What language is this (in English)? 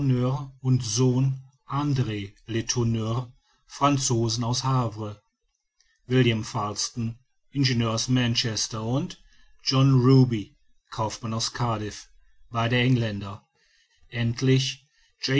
German